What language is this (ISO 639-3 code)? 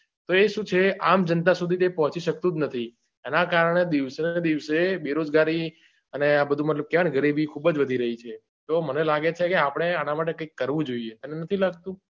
guj